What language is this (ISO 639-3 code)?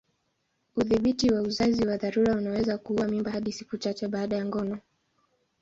swa